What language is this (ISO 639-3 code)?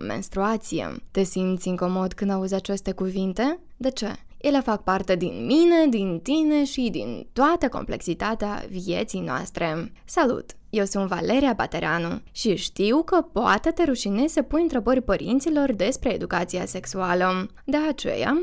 ron